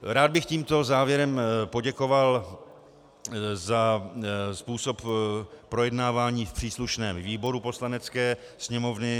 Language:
Czech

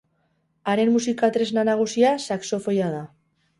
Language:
Basque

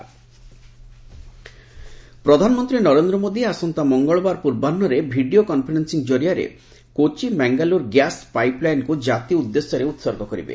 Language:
Odia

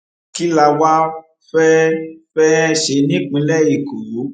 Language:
Yoruba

